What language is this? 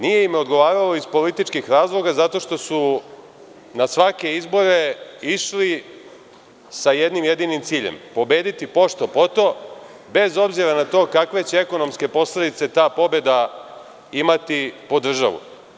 Serbian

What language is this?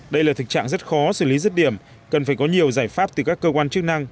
Vietnamese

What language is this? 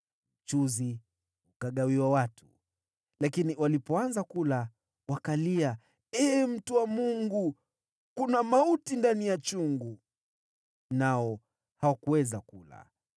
Swahili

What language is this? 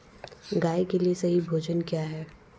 Hindi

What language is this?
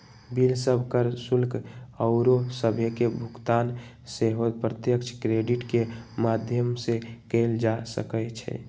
Magahi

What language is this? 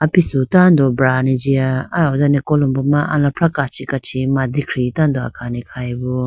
Idu-Mishmi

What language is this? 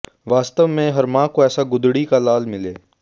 Hindi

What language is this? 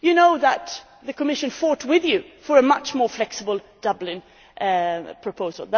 English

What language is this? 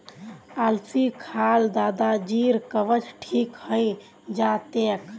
Magahi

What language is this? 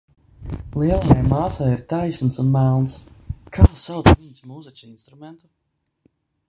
Latvian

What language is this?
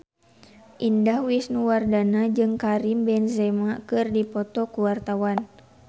Sundanese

